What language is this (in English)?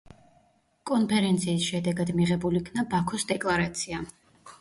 Georgian